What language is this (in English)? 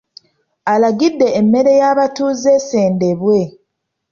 Ganda